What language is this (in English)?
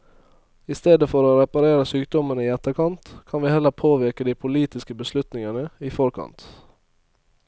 Norwegian